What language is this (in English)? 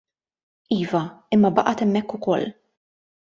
Maltese